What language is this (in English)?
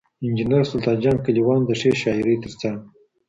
Pashto